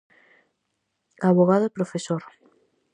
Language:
Galician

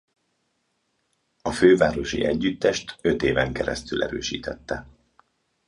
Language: Hungarian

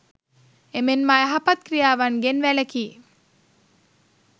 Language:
Sinhala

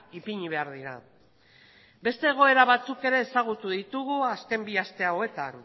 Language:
Basque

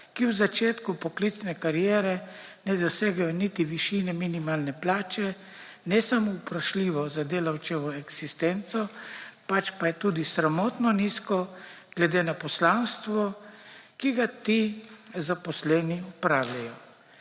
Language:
Slovenian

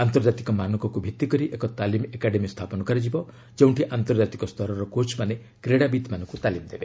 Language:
Odia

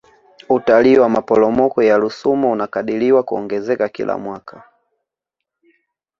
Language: Swahili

